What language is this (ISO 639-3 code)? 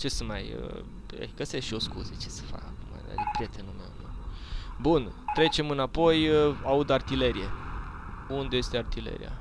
ron